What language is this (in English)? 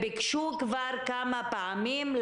Hebrew